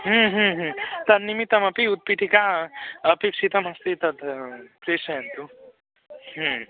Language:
Sanskrit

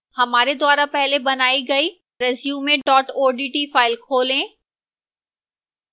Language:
Hindi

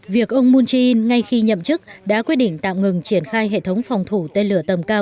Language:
Vietnamese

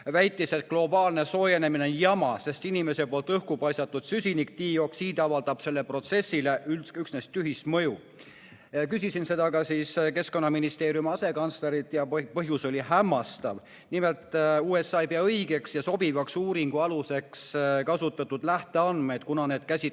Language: Estonian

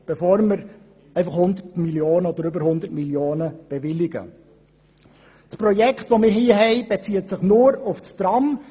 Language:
Swiss German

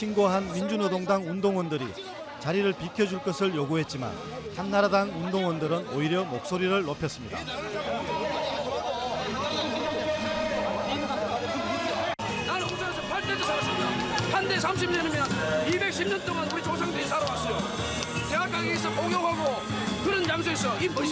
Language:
Korean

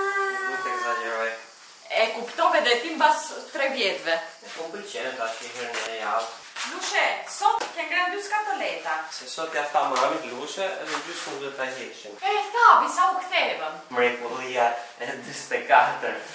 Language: Romanian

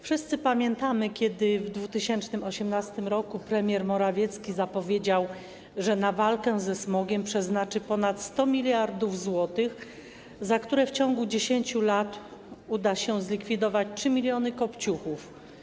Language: Polish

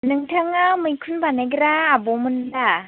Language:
Bodo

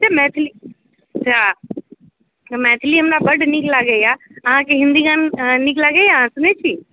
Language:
Maithili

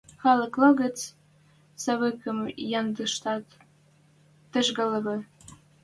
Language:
Western Mari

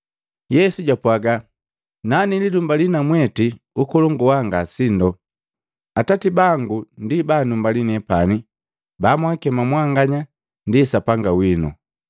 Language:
Matengo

